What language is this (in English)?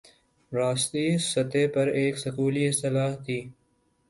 Urdu